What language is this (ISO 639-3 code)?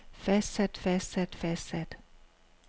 dan